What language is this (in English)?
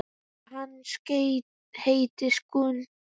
Icelandic